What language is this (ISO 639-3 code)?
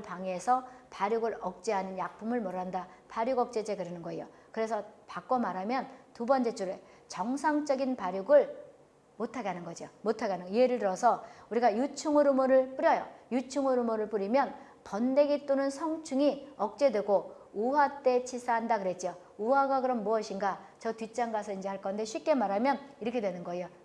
kor